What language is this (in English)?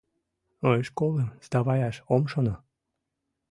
Mari